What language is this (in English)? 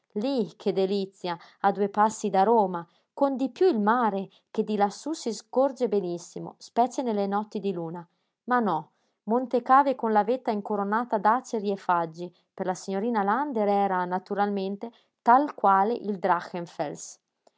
Italian